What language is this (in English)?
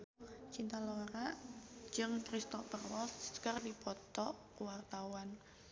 Sundanese